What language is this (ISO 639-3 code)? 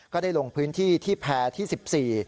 tha